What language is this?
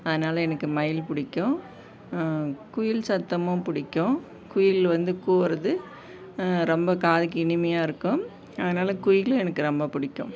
Tamil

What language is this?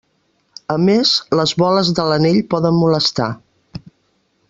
Catalan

